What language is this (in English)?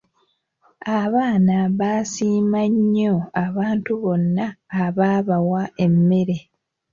Ganda